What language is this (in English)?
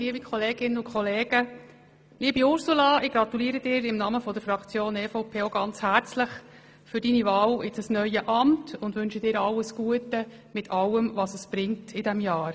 Swiss German